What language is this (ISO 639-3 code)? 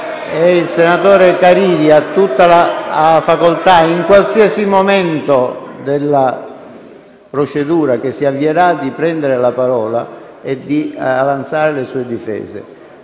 ita